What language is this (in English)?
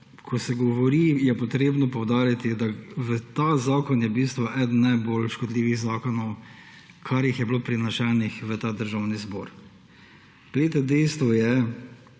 Slovenian